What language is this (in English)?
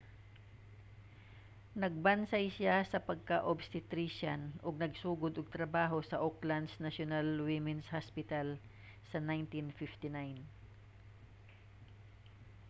Cebuano